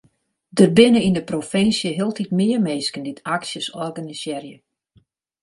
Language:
Western Frisian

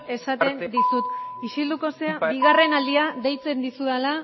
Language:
Basque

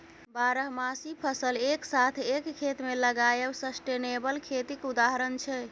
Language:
Maithili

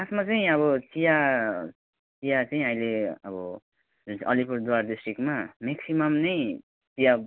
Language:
Nepali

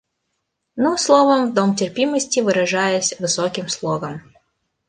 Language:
Russian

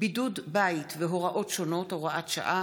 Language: Hebrew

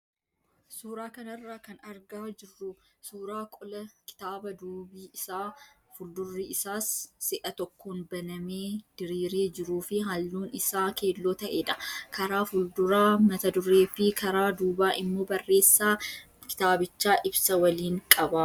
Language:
Oromo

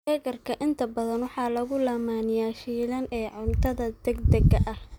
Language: Somali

